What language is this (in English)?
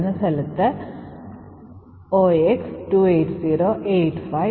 Malayalam